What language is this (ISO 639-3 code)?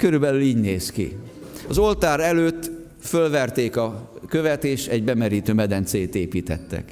hun